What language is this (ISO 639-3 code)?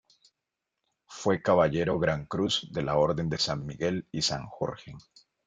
spa